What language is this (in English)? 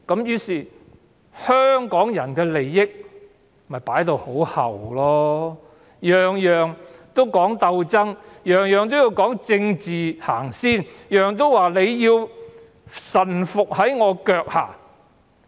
Cantonese